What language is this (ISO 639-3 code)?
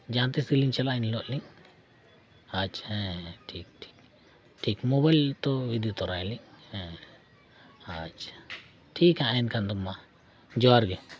sat